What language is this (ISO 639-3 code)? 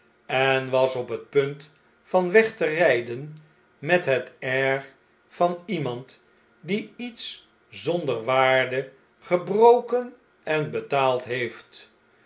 nld